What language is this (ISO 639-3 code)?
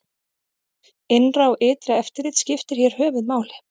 isl